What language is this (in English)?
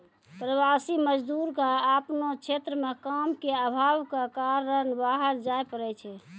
Maithili